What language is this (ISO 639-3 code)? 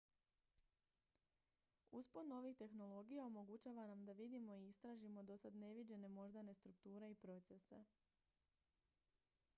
hrv